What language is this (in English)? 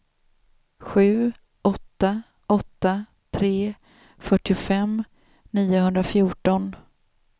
Swedish